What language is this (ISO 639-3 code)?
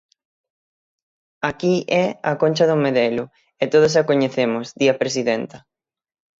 glg